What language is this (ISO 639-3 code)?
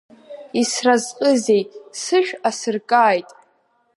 abk